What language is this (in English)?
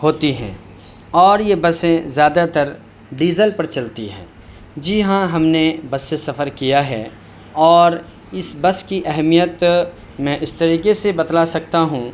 Urdu